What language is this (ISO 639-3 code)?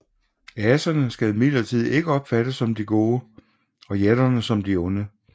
dan